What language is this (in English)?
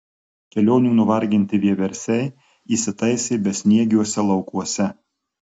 Lithuanian